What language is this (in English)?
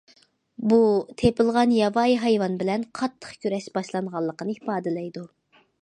Uyghur